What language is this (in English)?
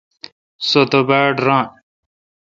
Kalkoti